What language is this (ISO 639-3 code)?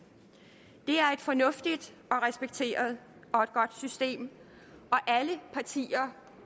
dan